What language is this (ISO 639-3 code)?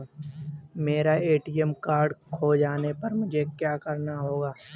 hin